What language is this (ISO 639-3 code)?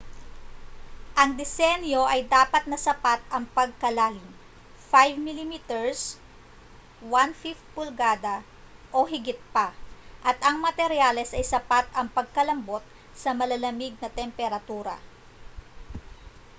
fil